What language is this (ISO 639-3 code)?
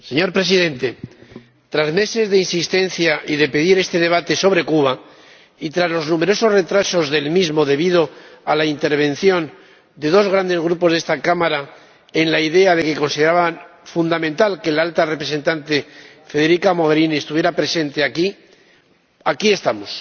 spa